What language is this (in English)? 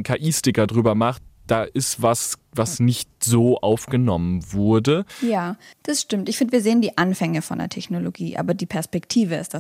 German